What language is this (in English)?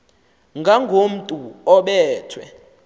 Xhosa